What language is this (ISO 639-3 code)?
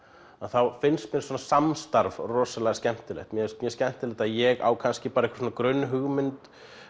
isl